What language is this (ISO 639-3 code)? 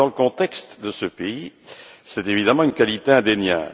fra